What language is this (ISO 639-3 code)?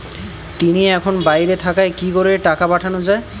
ben